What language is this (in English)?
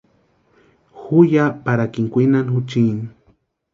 Western Highland Purepecha